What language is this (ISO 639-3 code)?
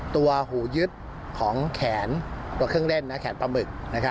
tha